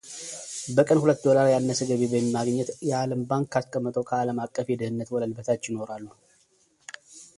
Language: Amharic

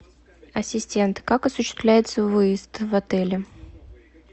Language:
Russian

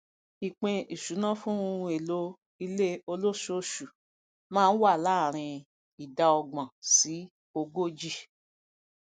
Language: Yoruba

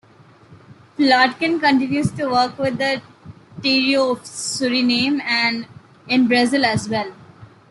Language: English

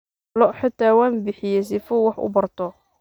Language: Somali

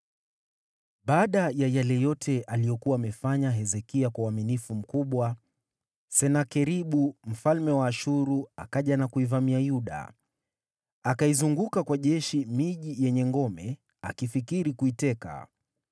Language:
Swahili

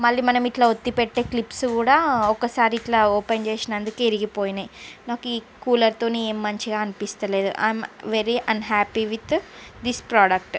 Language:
Telugu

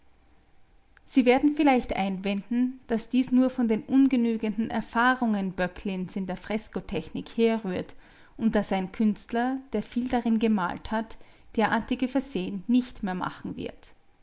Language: German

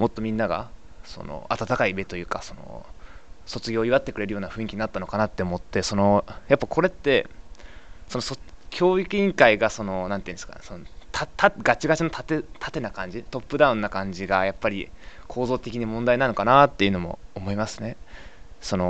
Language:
Japanese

